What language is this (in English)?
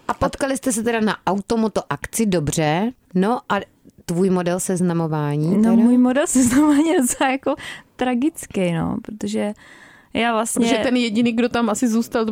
Czech